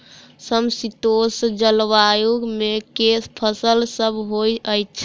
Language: Maithili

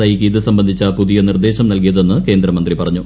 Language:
Malayalam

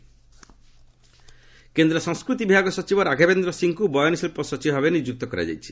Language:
Odia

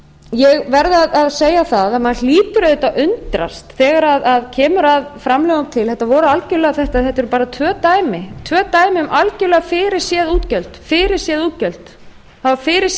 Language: Icelandic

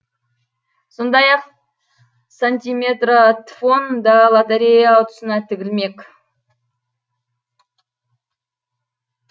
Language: Kazakh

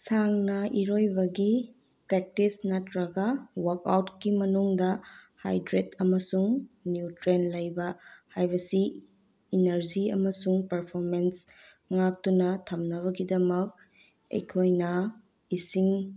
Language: Manipuri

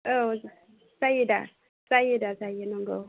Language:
Bodo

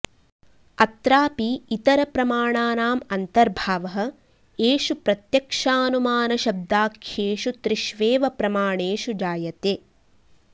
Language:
Sanskrit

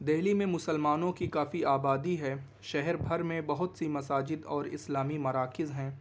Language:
Urdu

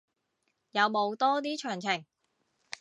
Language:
Cantonese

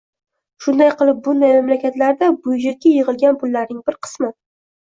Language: Uzbek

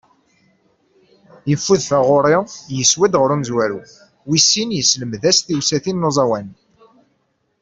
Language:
Kabyle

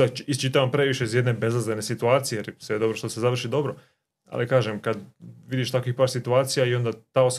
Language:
Croatian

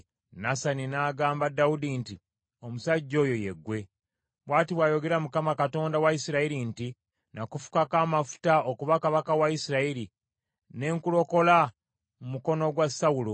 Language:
Ganda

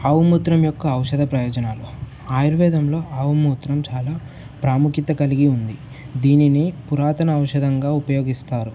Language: Telugu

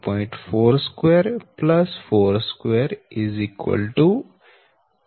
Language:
Gujarati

